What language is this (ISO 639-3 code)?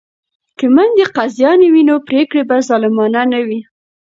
pus